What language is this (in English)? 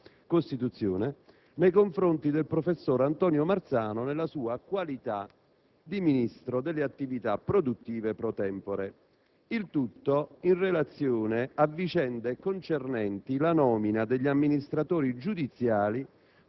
Italian